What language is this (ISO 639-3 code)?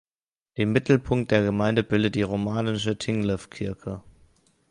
deu